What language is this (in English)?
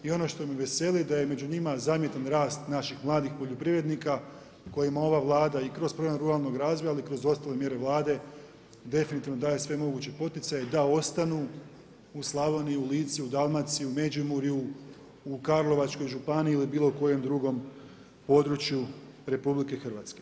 Croatian